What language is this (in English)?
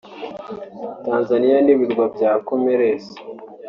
Kinyarwanda